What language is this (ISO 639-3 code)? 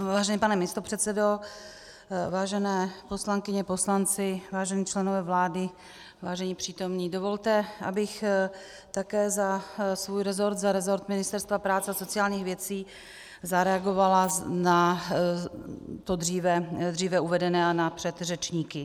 ces